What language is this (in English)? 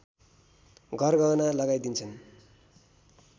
Nepali